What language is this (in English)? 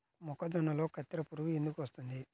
Telugu